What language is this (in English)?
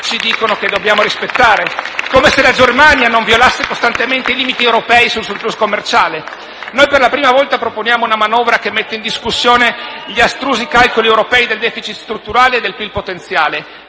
Italian